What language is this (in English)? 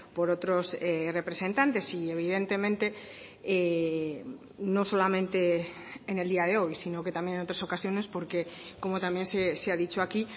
Spanish